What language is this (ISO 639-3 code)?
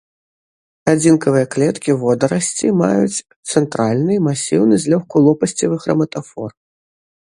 bel